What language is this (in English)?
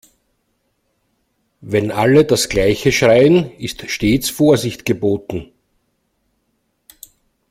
German